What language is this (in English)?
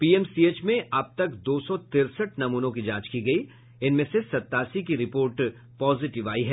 Hindi